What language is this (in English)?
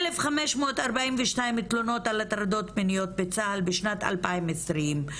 Hebrew